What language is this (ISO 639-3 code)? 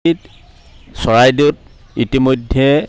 asm